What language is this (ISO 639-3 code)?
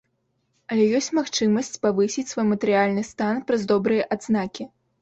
bel